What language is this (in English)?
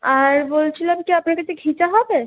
Bangla